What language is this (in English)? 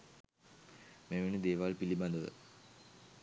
Sinhala